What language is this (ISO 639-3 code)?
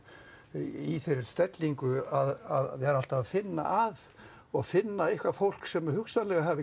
isl